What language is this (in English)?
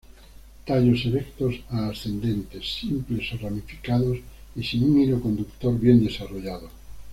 Spanish